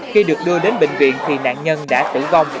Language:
Vietnamese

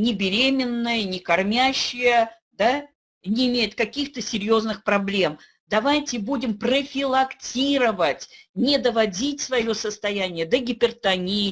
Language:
Russian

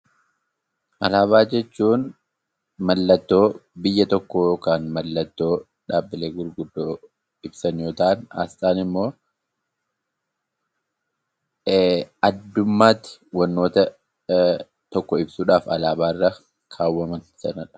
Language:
Oromo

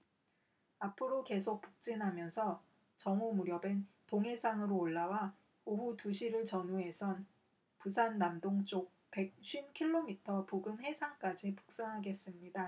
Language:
Korean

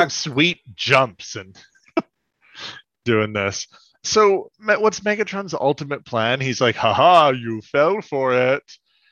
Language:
English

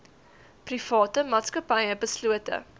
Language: Afrikaans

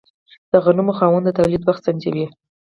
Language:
Pashto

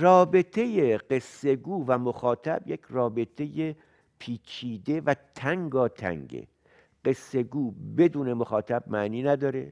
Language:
Persian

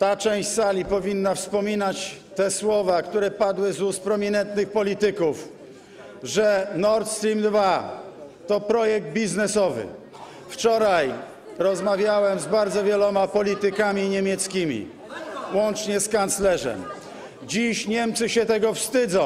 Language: Polish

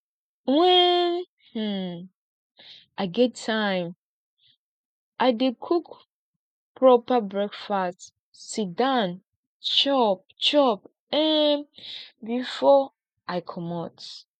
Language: Nigerian Pidgin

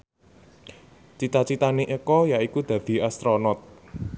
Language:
Javanese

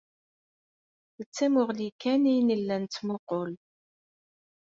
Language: Kabyle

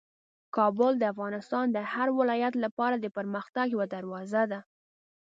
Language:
Pashto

